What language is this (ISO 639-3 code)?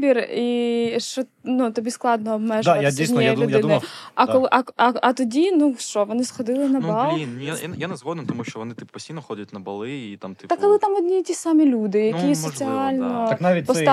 ukr